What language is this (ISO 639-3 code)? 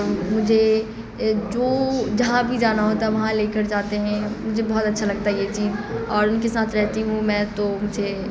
urd